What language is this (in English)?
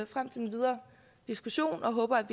Danish